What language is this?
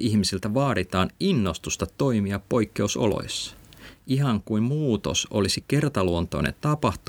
Finnish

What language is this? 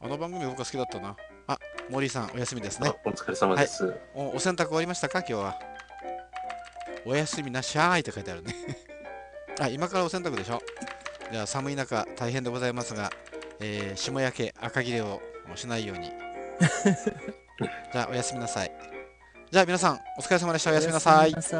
Japanese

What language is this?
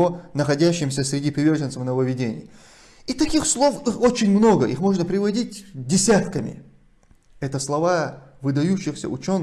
Russian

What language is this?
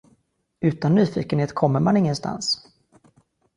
Swedish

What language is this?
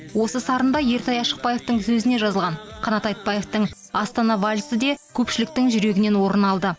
Kazakh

